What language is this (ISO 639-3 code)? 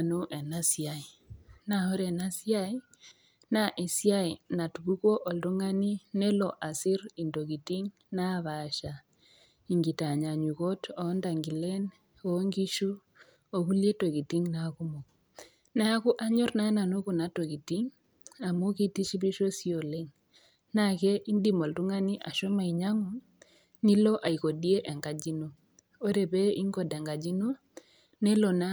mas